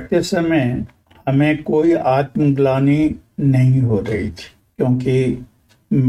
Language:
Hindi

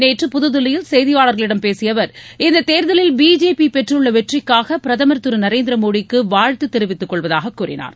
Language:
Tamil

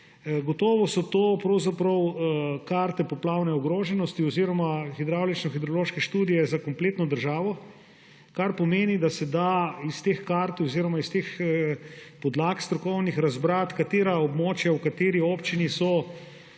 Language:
Slovenian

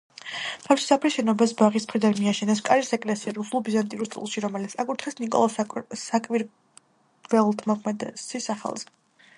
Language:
Georgian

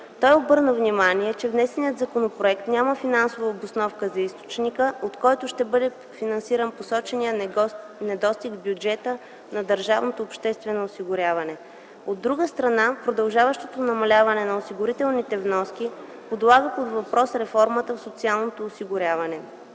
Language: Bulgarian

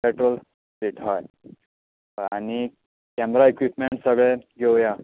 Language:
Konkani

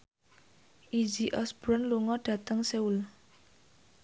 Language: Javanese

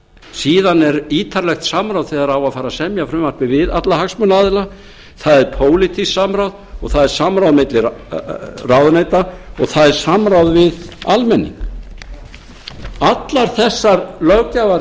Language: Icelandic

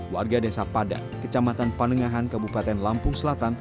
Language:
Indonesian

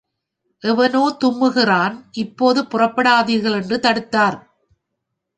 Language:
Tamil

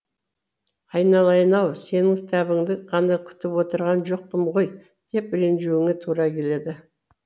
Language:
Kazakh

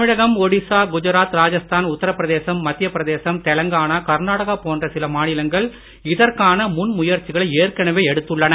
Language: Tamil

